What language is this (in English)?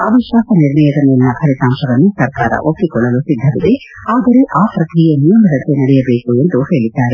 Kannada